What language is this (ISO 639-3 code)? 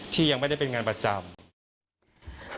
tha